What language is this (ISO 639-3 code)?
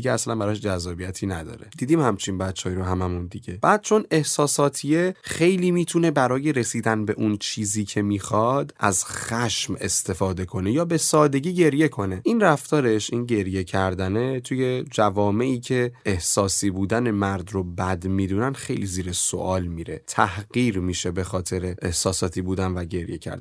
fas